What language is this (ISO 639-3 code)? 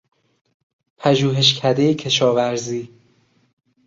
fas